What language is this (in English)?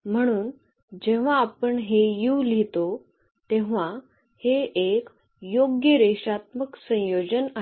Marathi